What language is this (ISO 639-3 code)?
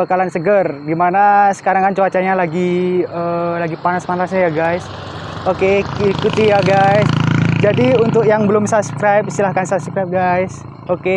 ind